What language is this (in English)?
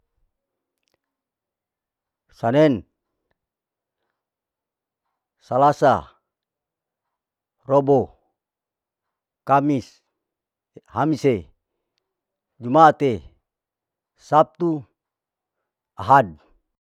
Larike-Wakasihu